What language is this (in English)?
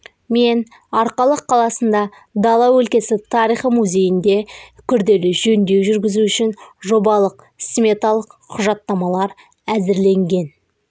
Kazakh